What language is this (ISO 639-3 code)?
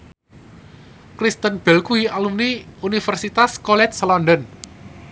jav